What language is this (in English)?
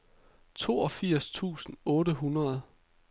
Danish